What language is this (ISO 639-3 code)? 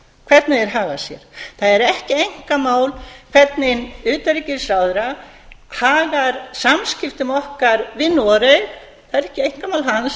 isl